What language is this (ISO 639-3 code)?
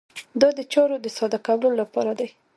pus